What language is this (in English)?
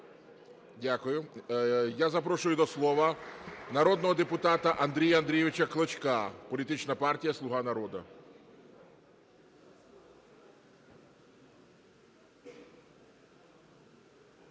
Ukrainian